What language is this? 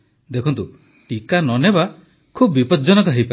Odia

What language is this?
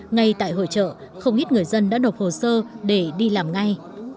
Vietnamese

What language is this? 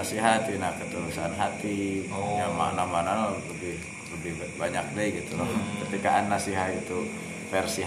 Indonesian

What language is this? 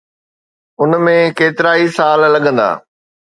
Sindhi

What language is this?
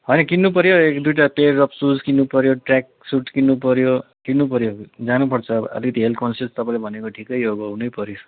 Nepali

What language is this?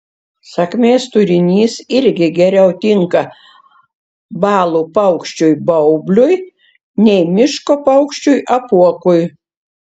Lithuanian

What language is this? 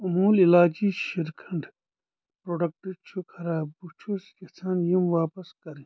Kashmiri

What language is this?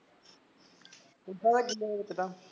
Punjabi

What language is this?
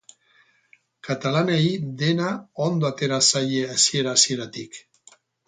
Basque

